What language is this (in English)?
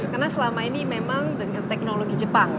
Indonesian